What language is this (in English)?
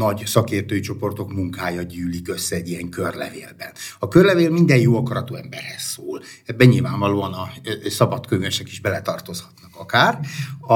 Hungarian